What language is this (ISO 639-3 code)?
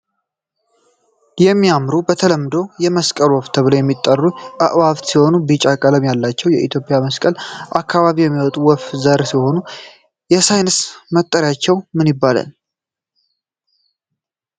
amh